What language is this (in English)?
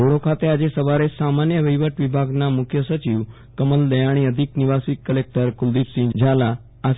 Gujarati